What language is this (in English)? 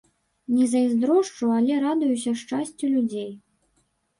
Belarusian